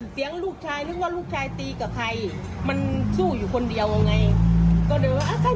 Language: Thai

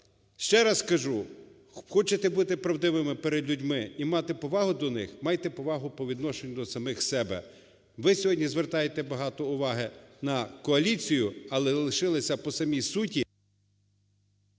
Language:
Ukrainian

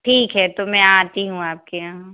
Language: Hindi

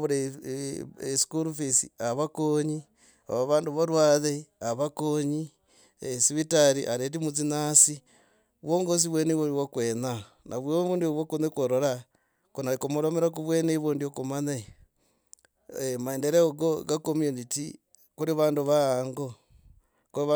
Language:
Logooli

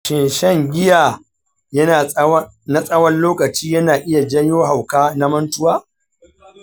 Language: Hausa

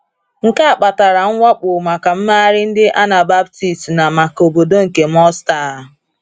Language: Igbo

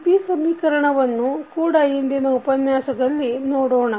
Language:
Kannada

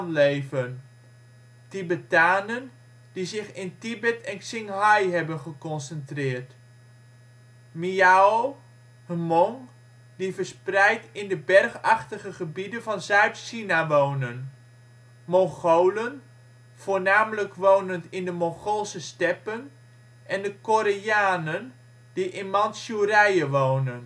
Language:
Dutch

